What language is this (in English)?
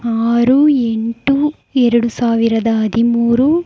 Kannada